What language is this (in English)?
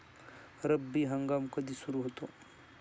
Marathi